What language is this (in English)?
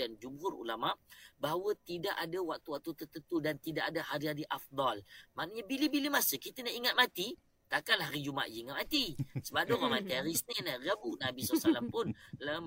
Malay